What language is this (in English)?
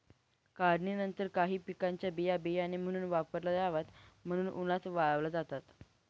Marathi